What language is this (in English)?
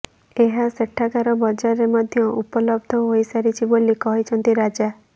Odia